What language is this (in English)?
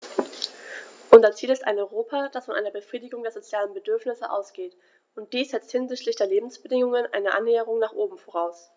German